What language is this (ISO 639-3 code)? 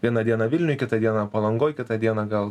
lit